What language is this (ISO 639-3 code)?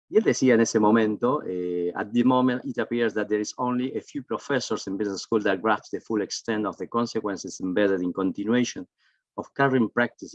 spa